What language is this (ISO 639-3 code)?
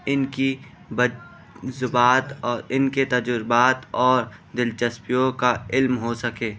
urd